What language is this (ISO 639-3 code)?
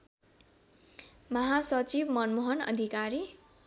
nep